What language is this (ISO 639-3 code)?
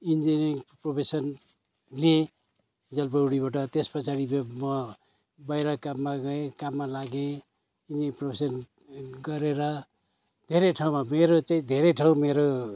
nep